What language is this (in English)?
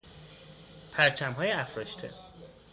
Persian